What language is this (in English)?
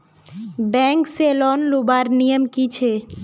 Magahi